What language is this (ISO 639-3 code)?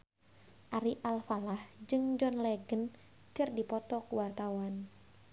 sun